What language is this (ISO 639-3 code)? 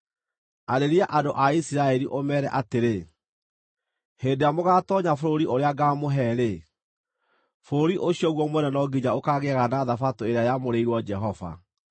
kik